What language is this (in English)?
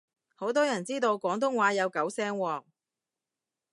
Cantonese